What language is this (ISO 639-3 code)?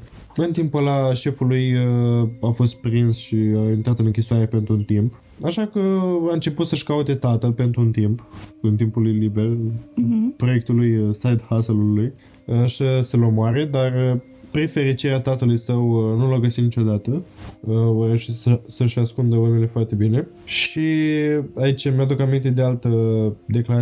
ron